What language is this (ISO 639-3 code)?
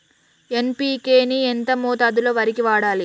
tel